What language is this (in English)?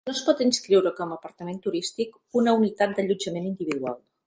Catalan